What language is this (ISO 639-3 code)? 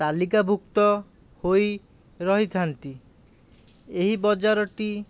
ori